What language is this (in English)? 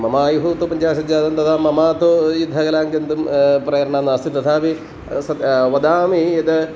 Sanskrit